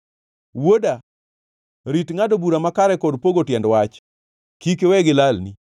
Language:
Luo (Kenya and Tanzania)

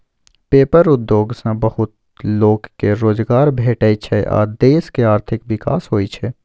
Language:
Maithili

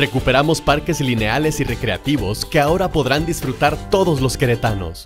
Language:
Spanish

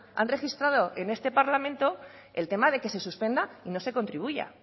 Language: Spanish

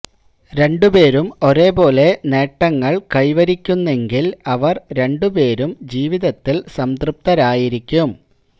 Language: Malayalam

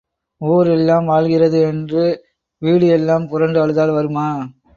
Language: Tamil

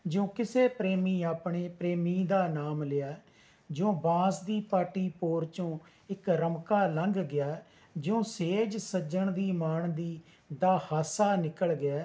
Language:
Punjabi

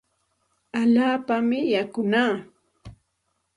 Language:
Santa Ana de Tusi Pasco Quechua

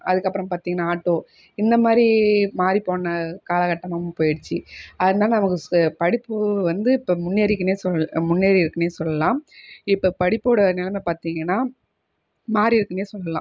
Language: Tamil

